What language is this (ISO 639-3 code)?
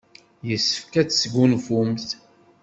kab